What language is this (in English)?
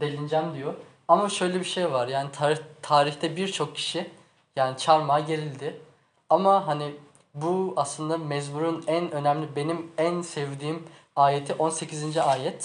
Turkish